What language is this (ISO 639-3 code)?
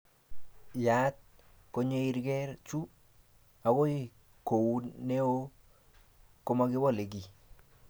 kln